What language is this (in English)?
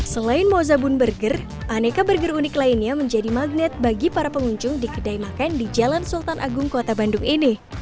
Indonesian